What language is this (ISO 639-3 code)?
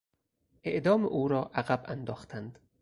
fas